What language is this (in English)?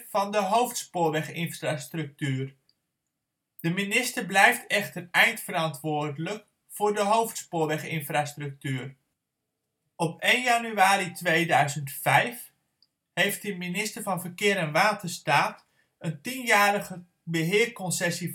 Dutch